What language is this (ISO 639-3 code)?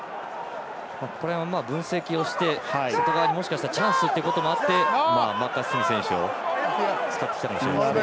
jpn